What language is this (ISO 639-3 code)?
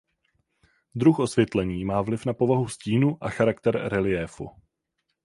ces